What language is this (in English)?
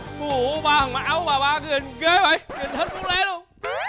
Vietnamese